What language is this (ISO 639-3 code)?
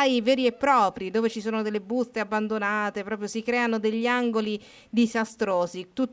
ita